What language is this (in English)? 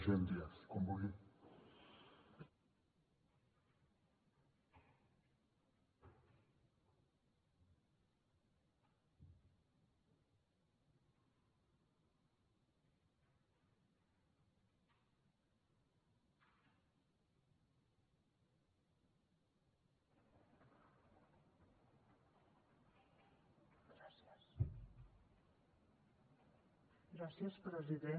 Catalan